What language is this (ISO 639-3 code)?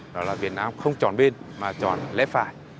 vie